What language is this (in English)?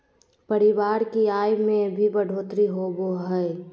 Magahi